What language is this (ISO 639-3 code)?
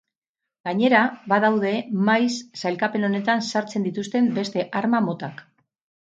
eus